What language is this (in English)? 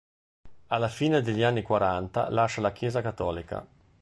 Italian